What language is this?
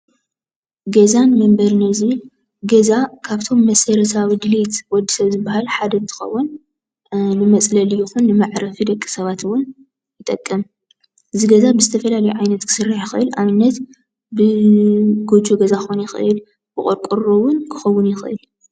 Tigrinya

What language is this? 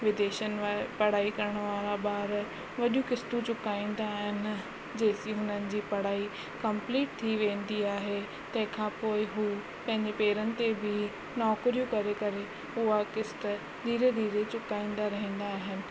Sindhi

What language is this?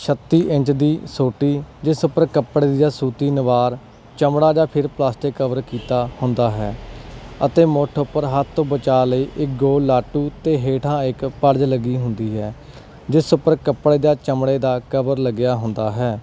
Punjabi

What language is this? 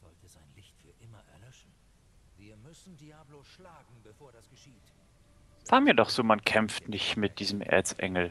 German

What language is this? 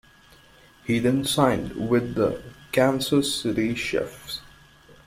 English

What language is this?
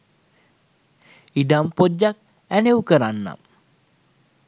Sinhala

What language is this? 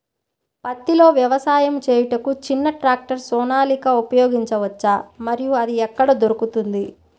Telugu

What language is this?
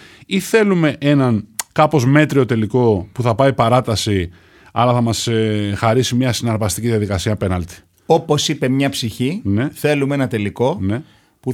Greek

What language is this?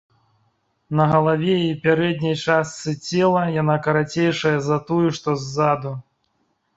Belarusian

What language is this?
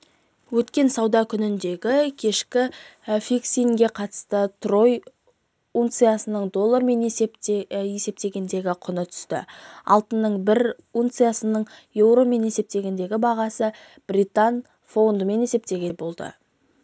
Kazakh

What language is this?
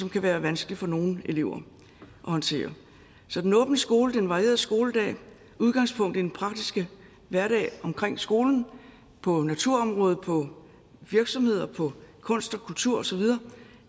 Danish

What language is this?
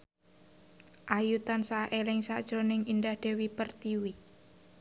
Javanese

